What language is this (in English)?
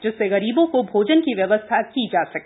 Hindi